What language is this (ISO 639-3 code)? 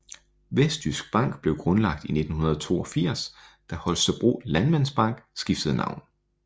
dan